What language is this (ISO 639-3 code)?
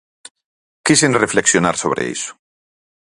glg